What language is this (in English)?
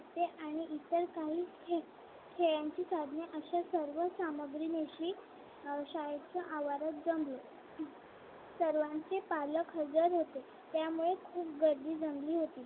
Marathi